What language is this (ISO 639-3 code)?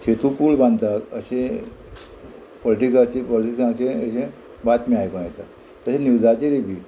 kok